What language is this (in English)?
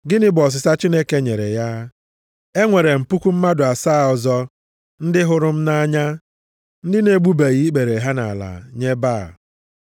Igbo